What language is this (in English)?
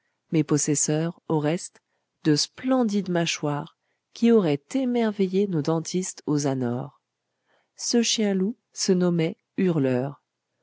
French